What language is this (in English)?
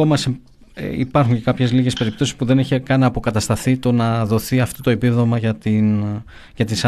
Greek